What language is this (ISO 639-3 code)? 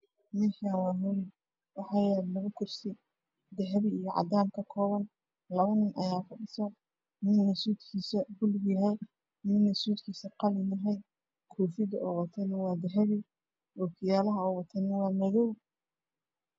som